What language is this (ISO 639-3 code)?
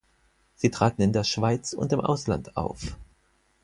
deu